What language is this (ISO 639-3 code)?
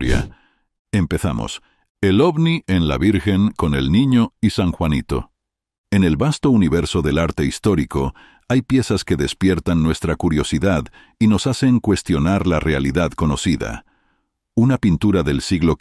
spa